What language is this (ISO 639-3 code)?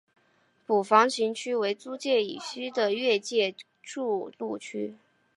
zho